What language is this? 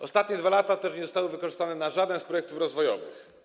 Polish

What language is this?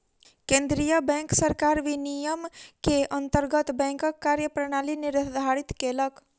Maithili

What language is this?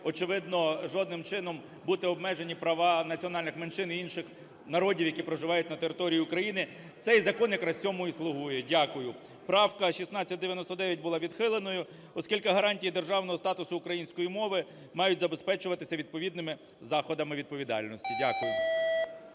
Ukrainian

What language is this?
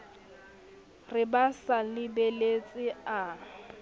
Southern Sotho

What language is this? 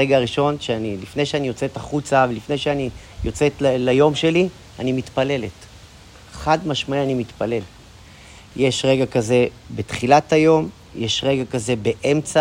Hebrew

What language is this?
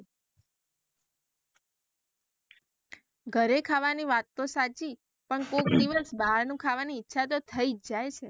Gujarati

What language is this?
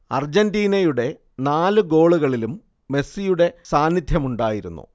Malayalam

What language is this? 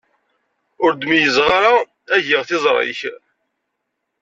Kabyle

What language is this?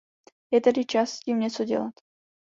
Czech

